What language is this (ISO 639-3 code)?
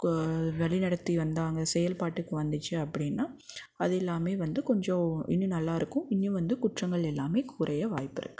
tam